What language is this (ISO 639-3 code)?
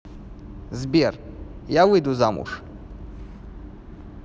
rus